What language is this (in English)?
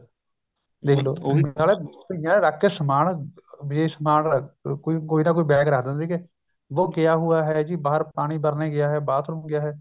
Punjabi